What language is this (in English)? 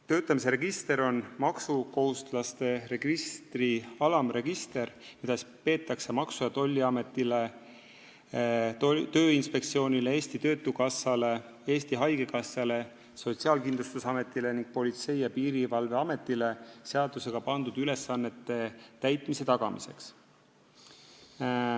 Estonian